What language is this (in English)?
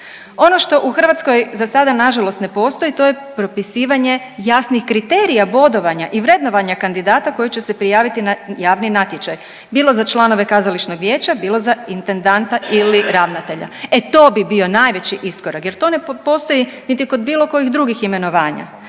Croatian